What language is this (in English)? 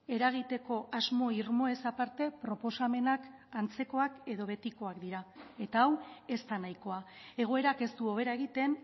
Basque